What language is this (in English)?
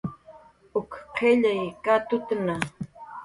Jaqaru